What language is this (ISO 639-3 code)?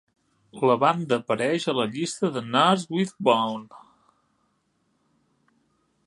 cat